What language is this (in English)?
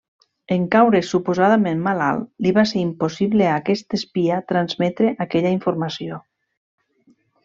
Catalan